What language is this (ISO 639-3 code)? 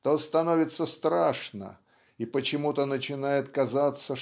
rus